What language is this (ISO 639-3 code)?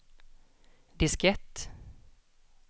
swe